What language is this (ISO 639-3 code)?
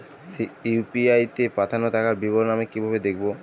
ben